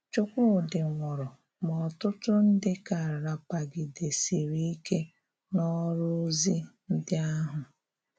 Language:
Igbo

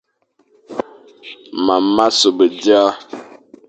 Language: Fang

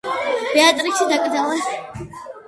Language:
Georgian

